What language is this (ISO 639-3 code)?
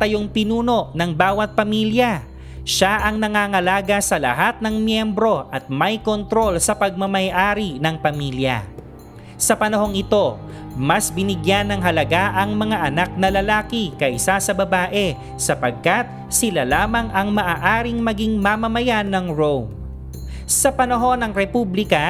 fil